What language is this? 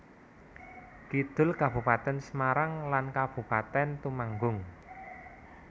Javanese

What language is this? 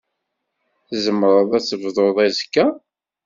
Kabyle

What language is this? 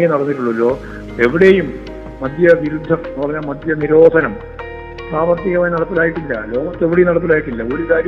Malayalam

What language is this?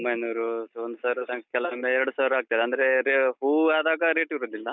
Kannada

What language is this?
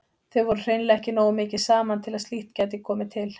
Icelandic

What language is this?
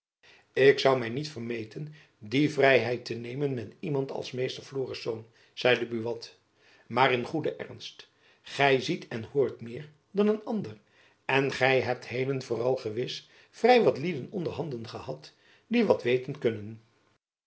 Dutch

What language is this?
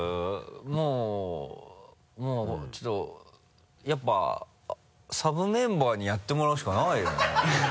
Japanese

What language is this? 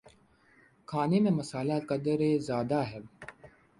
Urdu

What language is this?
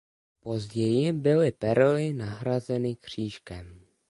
Czech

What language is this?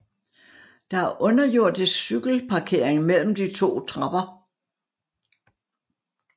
Danish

